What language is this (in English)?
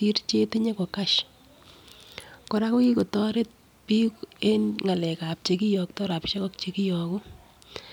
Kalenjin